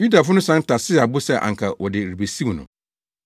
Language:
Akan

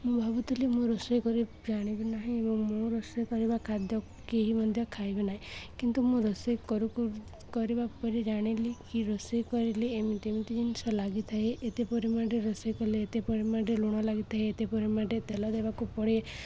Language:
Odia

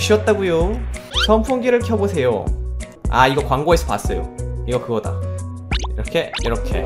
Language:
Korean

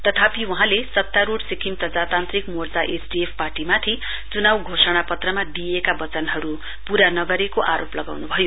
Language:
Nepali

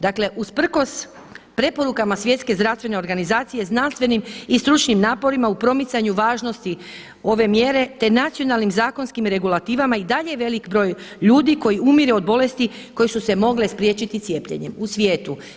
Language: Croatian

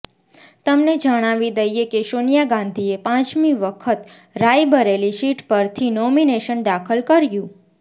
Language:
Gujarati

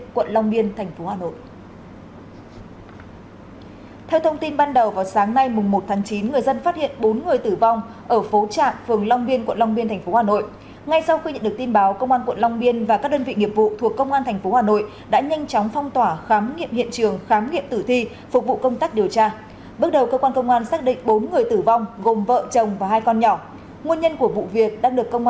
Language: Vietnamese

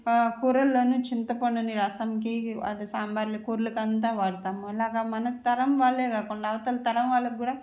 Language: Telugu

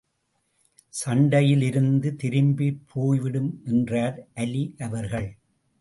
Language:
Tamil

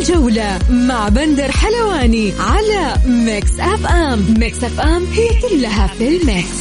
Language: Arabic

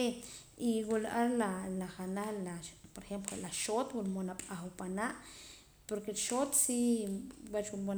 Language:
Poqomam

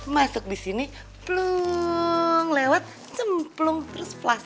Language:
Indonesian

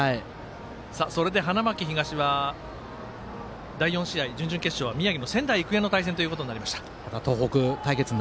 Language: Japanese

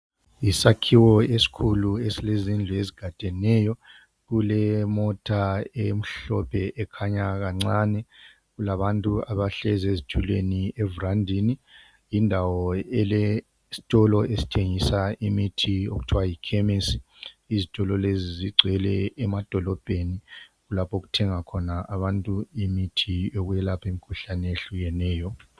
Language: North Ndebele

